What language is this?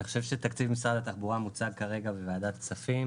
Hebrew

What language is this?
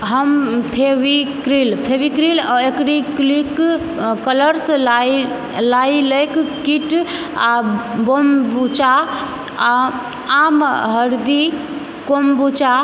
Maithili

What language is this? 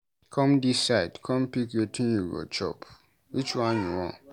Nigerian Pidgin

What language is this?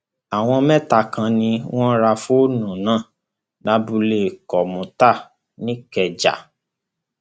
Yoruba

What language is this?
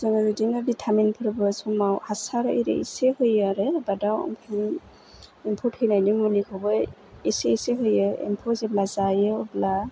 Bodo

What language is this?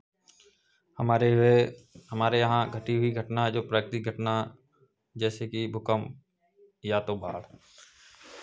Hindi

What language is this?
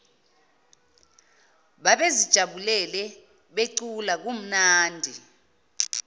Zulu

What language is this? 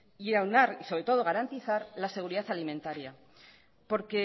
Spanish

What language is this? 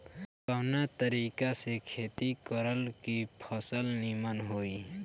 Bhojpuri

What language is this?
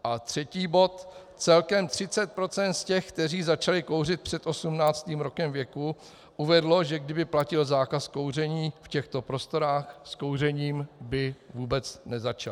Czech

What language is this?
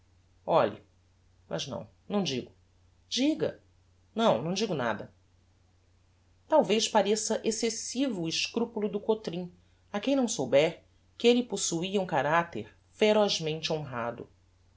Portuguese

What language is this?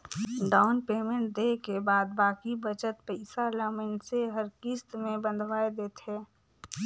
Chhattisgarhi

